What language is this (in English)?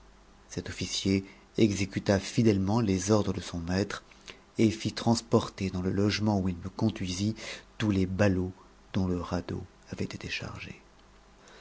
French